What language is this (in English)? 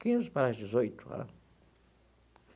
Portuguese